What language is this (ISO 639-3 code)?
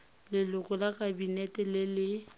tsn